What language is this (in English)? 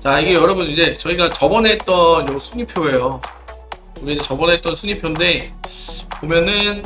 Korean